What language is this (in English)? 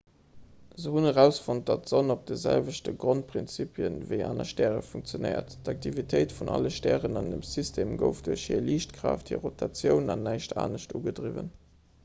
Luxembourgish